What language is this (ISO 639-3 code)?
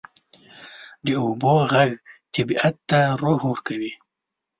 pus